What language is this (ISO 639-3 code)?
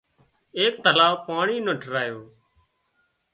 kxp